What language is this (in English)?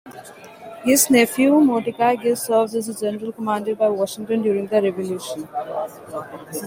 English